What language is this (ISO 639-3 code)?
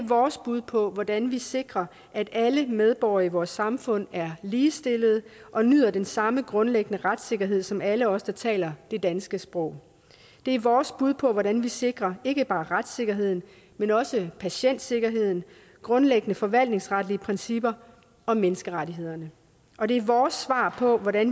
dan